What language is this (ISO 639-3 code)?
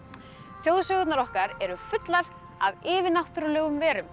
isl